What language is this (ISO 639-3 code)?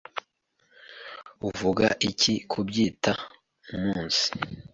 kin